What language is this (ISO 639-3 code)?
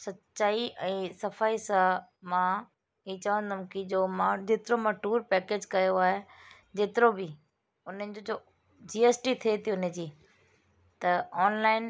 snd